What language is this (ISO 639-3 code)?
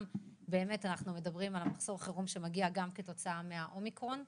heb